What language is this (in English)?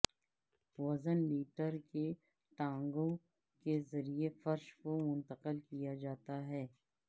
Urdu